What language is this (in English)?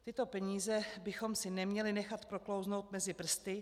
Czech